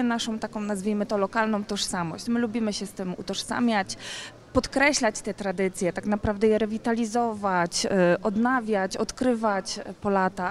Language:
Polish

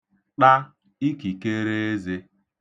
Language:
Igbo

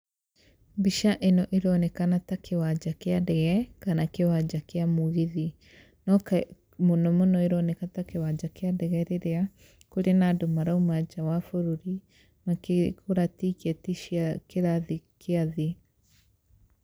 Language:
Kikuyu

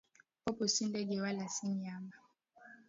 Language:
Swahili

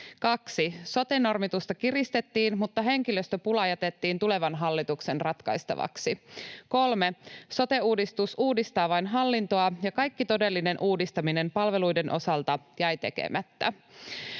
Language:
Finnish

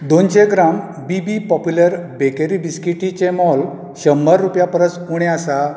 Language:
Konkani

